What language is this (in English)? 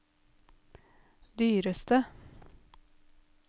Norwegian